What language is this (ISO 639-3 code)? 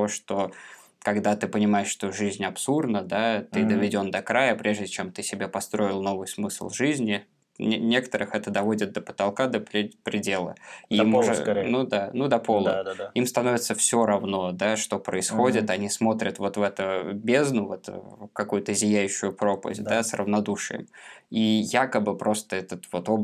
rus